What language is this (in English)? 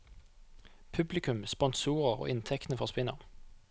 Norwegian